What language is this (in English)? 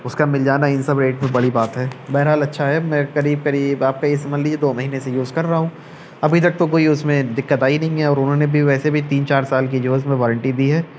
Urdu